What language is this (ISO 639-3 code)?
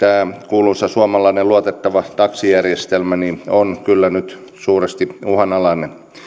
fin